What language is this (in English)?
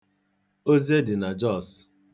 Igbo